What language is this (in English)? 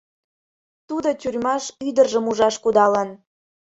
Mari